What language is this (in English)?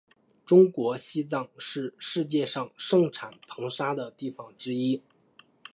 Chinese